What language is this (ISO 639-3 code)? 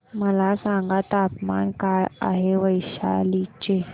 mar